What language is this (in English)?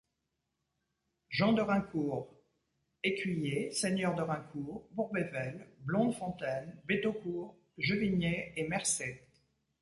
French